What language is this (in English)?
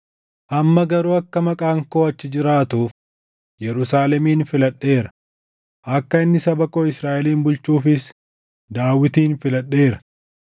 Oromo